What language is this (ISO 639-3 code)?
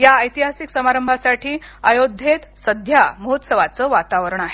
mar